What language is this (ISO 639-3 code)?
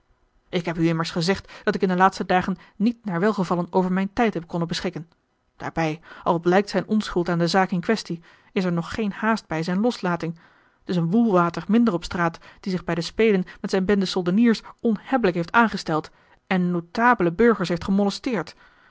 nld